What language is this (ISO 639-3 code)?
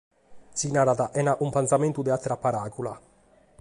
srd